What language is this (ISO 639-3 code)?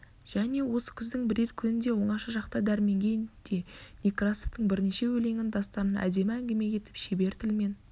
kaz